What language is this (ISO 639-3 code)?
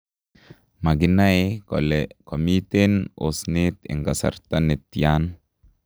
kln